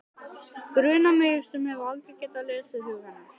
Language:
Icelandic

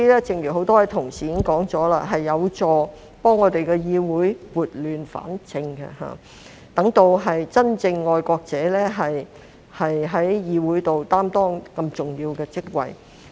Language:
Cantonese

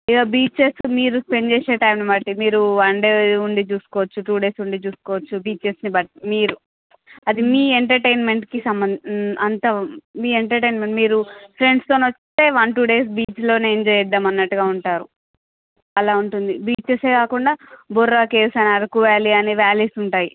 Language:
Telugu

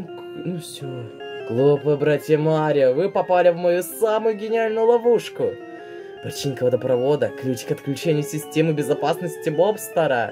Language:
Russian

